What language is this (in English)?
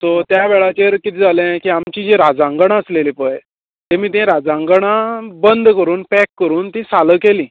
Konkani